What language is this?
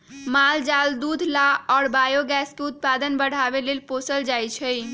Magahi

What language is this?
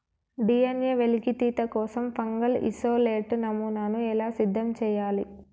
Telugu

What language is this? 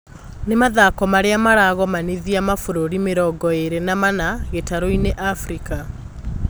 Kikuyu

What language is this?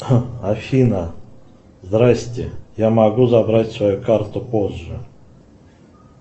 Russian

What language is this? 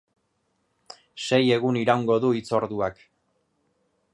Basque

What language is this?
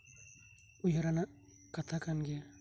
Santali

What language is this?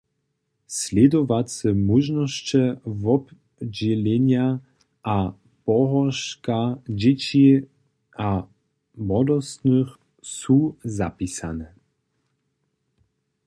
Upper Sorbian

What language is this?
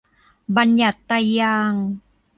Thai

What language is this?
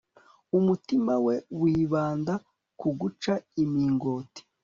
Kinyarwanda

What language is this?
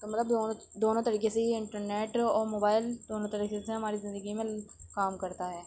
Urdu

